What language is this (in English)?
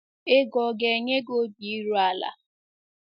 Igbo